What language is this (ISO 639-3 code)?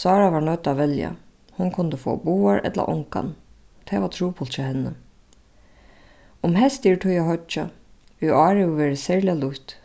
fao